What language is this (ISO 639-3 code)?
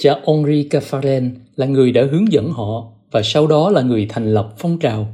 vie